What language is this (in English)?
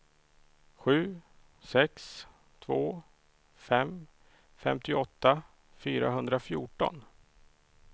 Swedish